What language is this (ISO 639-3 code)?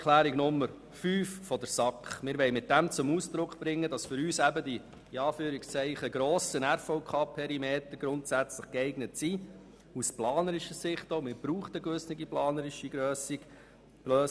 gsw